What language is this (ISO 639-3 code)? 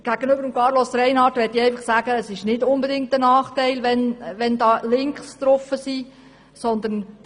gsw